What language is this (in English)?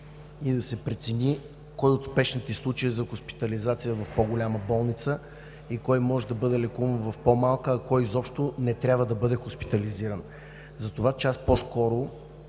Bulgarian